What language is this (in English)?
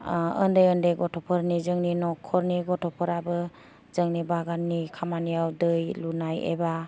Bodo